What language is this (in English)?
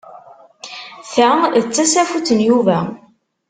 Kabyle